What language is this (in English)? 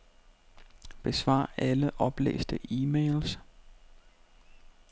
Danish